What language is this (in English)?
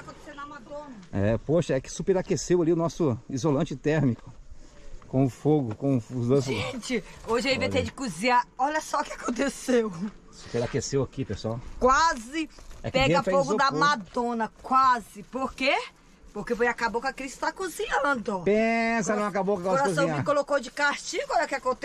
Portuguese